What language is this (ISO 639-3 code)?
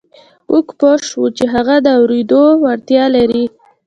pus